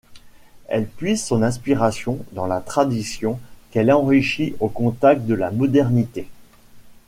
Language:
French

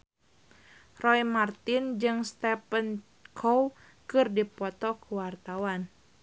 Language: Sundanese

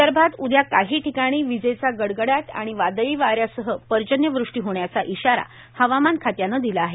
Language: Marathi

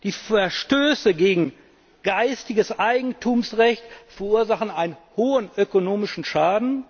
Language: German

